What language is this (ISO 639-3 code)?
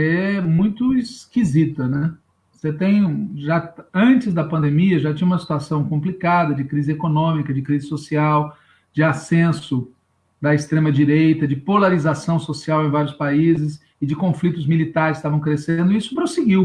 por